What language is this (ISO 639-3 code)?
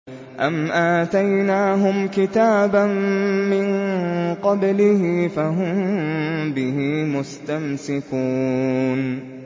ara